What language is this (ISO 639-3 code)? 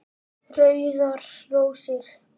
isl